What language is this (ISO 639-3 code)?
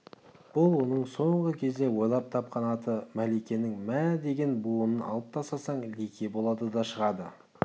kaz